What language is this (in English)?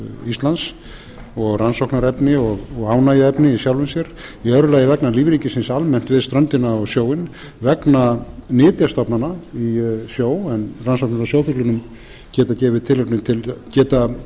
Icelandic